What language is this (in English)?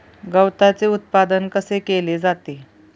Marathi